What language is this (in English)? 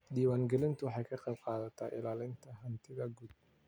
Somali